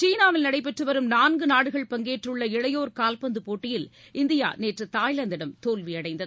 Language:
Tamil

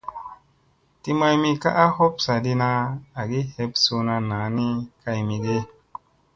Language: Musey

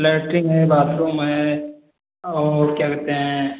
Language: Hindi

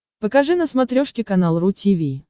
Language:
Russian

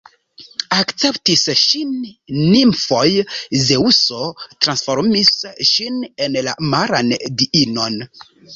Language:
Esperanto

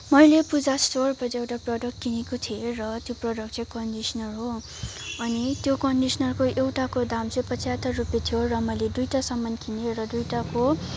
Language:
Nepali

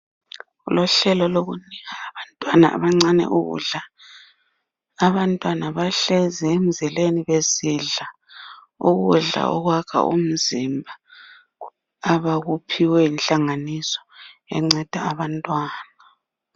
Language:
North Ndebele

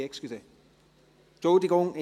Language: Swiss German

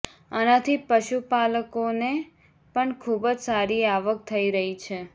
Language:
Gujarati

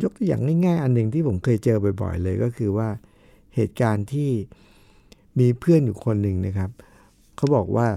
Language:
Thai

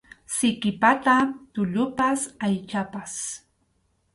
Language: Arequipa-La Unión Quechua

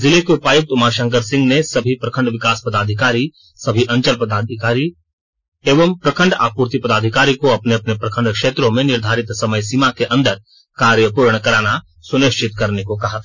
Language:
Hindi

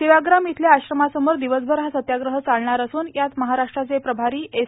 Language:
Marathi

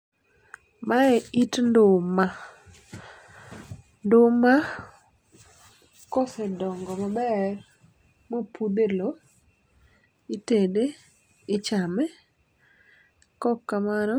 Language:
Luo (Kenya and Tanzania)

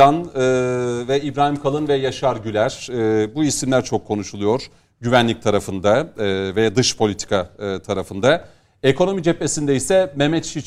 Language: Turkish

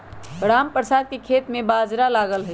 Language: Magahi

